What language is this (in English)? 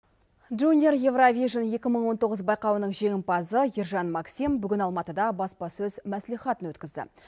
Kazakh